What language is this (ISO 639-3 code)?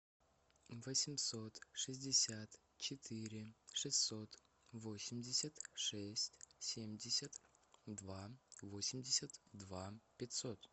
rus